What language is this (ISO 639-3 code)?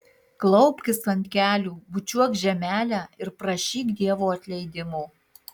lit